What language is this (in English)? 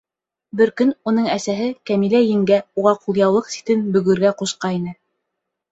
Bashkir